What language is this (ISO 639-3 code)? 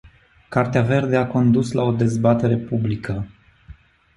ron